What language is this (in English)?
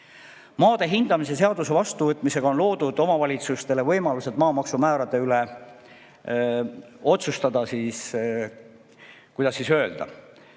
Estonian